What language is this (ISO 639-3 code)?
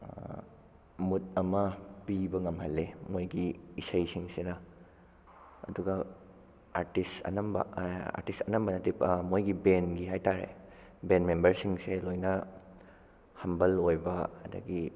mni